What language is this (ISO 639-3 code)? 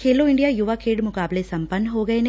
pan